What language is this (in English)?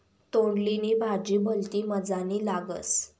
Marathi